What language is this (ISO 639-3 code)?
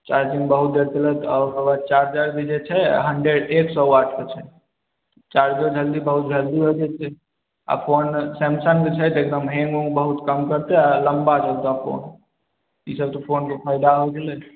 mai